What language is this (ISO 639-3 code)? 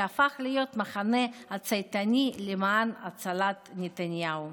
heb